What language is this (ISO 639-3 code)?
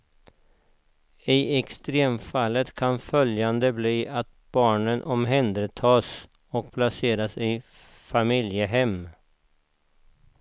swe